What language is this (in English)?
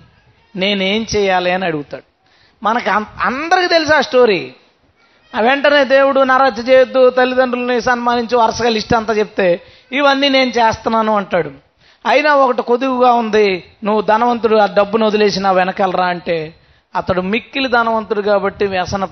Telugu